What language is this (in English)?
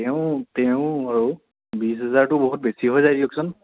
Assamese